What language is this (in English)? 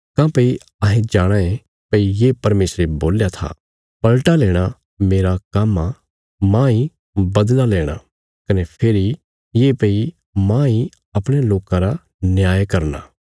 Bilaspuri